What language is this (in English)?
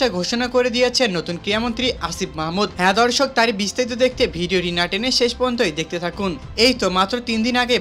Bangla